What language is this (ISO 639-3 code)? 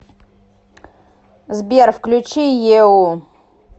rus